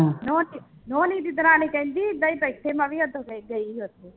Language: Punjabi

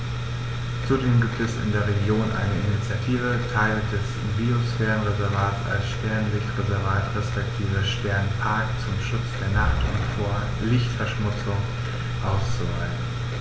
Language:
German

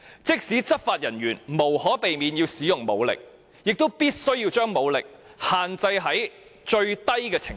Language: Cantonese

